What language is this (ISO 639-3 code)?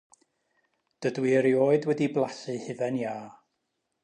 cym